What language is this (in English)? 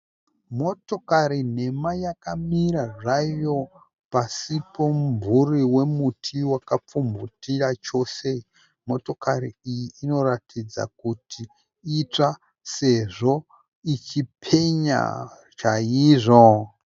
Shona